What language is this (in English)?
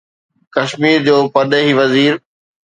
Sindhi